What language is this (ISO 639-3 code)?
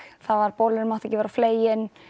isl